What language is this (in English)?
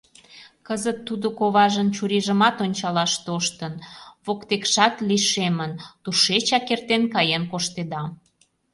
Mari